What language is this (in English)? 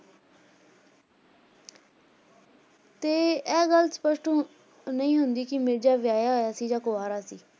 Punjabi